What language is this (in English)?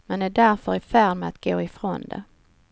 Swedish